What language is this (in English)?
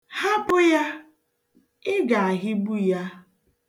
Igbo